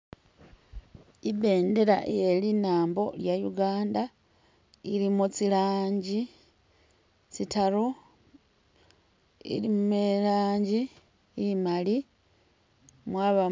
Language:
Masaaba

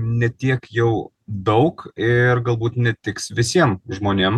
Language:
Lithuanian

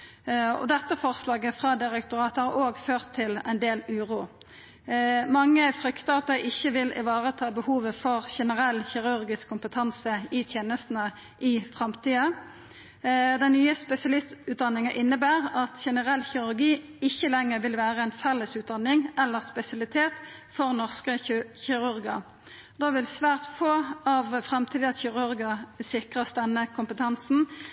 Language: Norwegian Nynorsk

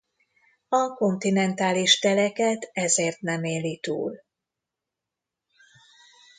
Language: Hungarian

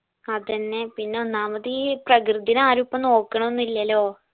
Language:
Malayalam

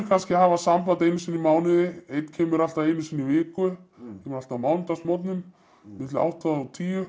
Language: Icelandic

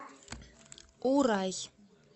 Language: Russian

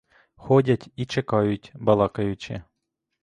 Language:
Ukrainian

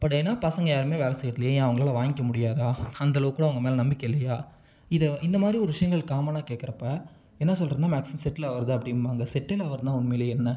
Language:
Tamil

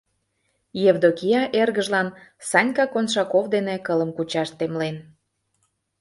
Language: Mari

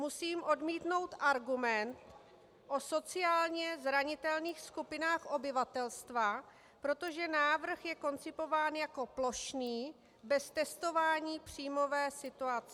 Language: Czech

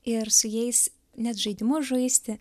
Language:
Lithuanian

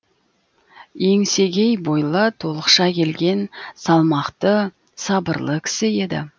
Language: Kazakh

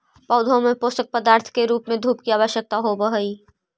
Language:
Magahi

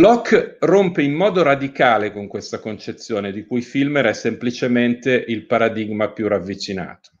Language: Italian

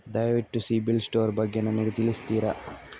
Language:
Kannada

